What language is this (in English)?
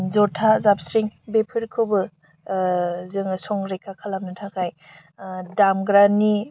Bodo